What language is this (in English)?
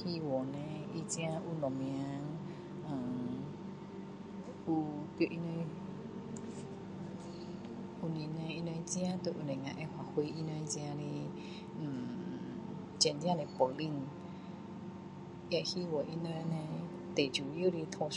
Min Dong Chinese